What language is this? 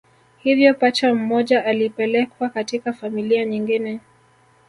Swahili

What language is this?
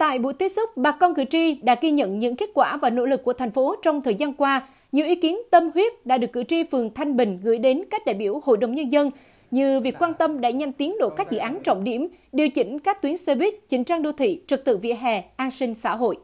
Vietnamese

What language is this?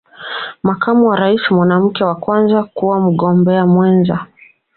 Swahili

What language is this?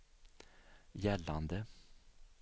Swedish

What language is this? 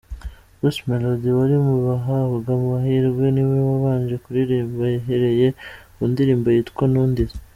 Kinyarwanda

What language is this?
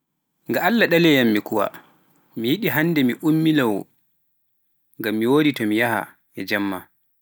Pular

